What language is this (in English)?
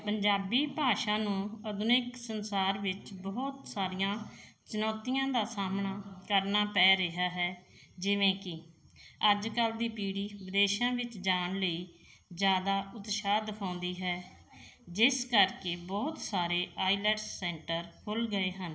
Punjabi